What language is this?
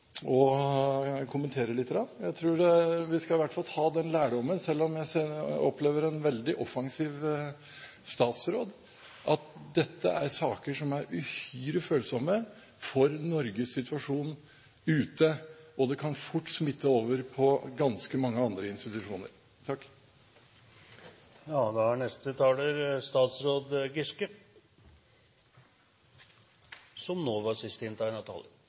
Norwegian Bokmål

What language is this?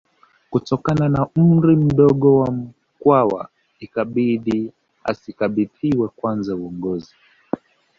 Swahili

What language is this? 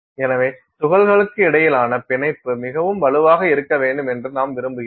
Tamil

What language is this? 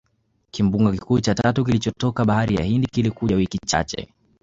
Swahili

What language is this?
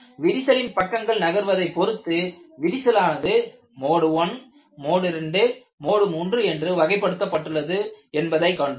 Tamil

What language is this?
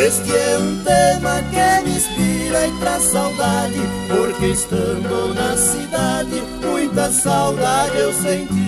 Portuguese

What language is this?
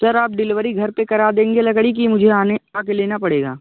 Hindi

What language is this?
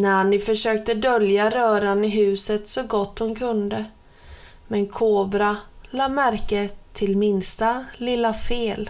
Swedish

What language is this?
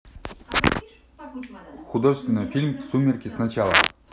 Russian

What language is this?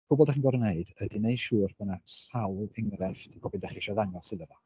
Welsh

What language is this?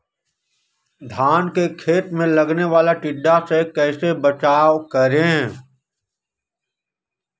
Magahi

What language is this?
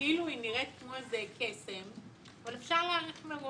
Hebrew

